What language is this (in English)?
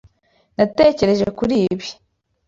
Kinyarwanda